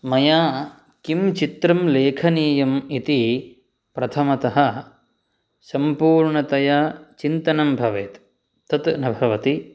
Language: Sanskrit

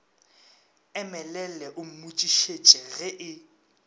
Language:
Northern Sotho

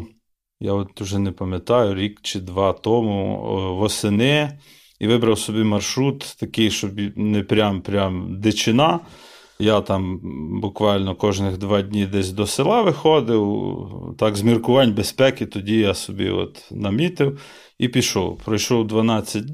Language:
Ukrainian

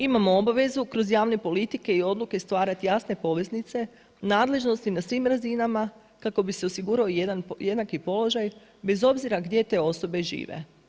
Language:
Croatian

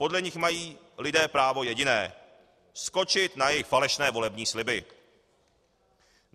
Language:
Czech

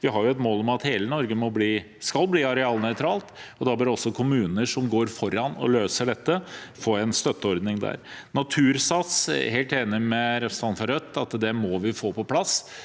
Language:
Norwegian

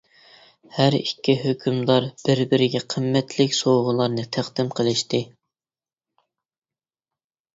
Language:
Uyghur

